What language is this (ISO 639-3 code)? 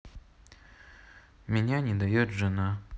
rus